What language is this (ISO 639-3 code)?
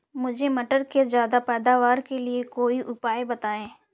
hin